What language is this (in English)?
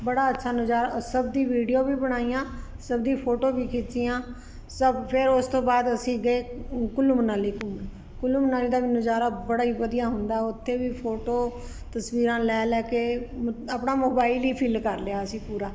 Punjabi